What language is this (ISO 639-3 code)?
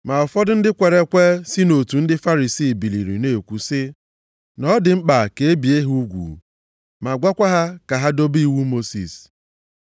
ibo